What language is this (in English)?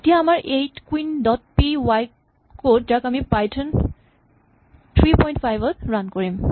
Assamese